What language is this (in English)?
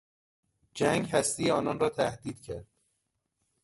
Persian